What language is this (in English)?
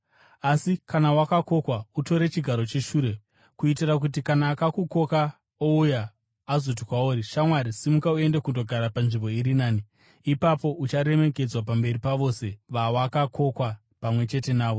Shona